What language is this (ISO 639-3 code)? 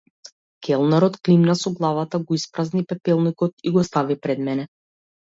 mkd